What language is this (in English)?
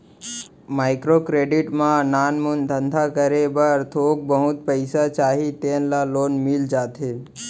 Chhattisgarhi